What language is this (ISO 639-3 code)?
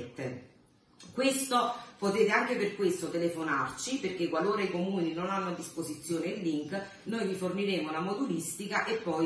ita